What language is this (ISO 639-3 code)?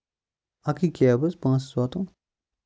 kas